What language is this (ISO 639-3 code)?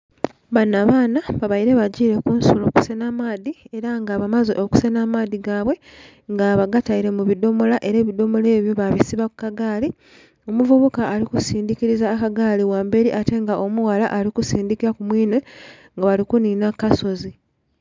xog